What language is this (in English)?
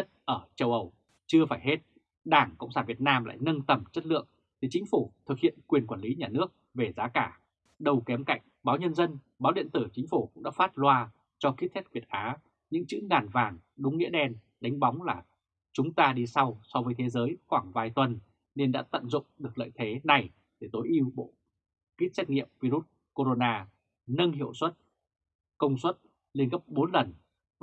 Vietnamese